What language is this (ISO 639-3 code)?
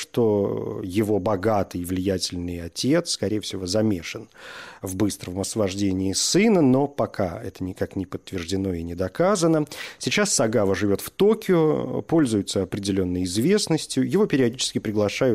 rus